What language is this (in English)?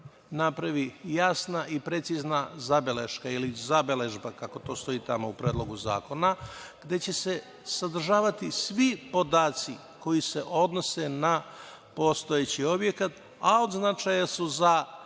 Serbian